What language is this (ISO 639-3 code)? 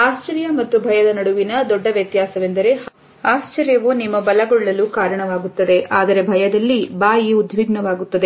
kan